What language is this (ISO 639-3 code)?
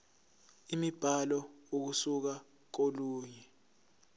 zul